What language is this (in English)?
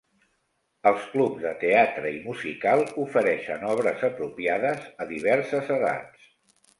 Catalan